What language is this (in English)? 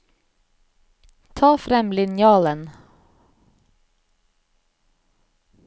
Norwegian